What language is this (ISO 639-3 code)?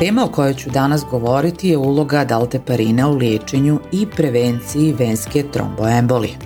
hrv